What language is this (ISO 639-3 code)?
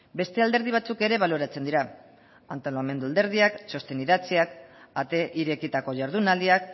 eus